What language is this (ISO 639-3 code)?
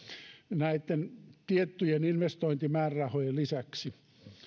fin